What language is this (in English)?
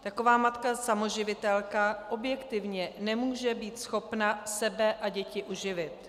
Czech